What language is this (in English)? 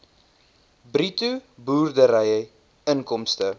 Afrikaans